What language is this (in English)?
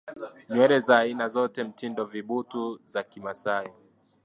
Swahili